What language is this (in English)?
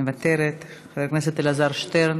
Hebrew